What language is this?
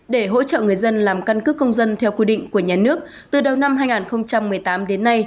Vietnamese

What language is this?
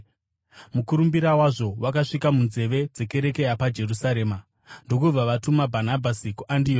Shona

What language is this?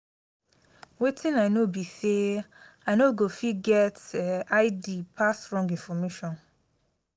Nigerian Pidgin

